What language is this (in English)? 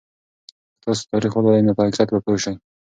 Pashto